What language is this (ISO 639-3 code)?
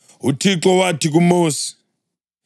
nde